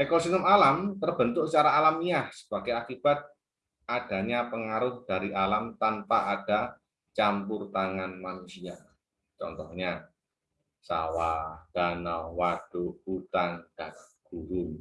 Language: Indonesian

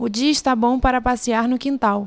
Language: Portuguese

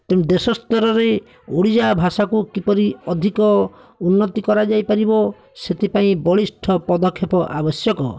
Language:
Odia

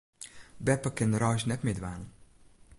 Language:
Western Frisian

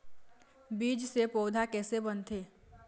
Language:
Chhattisgarhi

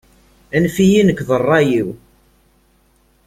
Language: Kabyle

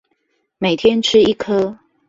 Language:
Chinese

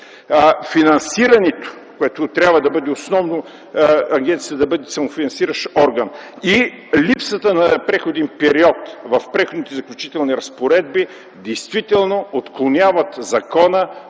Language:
Bulgarian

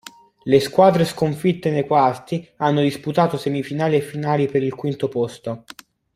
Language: Italian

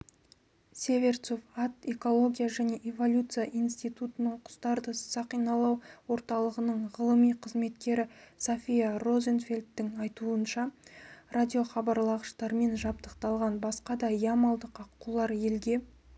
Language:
Kazakh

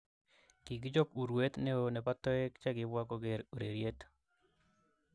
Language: Kalenjin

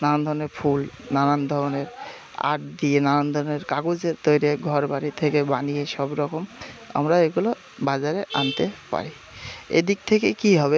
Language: Bangla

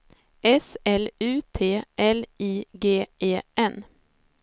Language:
Swedish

